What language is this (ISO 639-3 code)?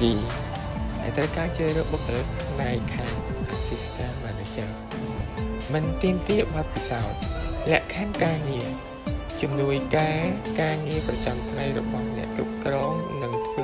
khm